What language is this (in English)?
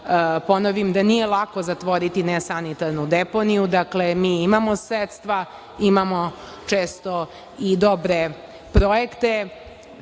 Serbian